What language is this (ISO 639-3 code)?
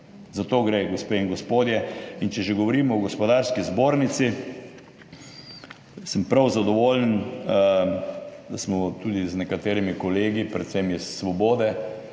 slv